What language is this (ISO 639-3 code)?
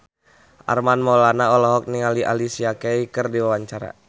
sun